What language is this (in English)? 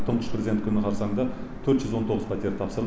Kazakh